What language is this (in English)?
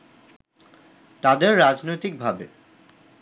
Bangla